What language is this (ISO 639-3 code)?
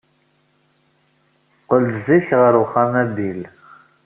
kab